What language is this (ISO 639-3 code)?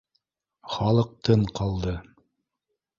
bak